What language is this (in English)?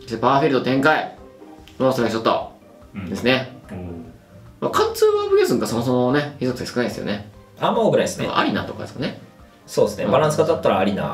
Japanese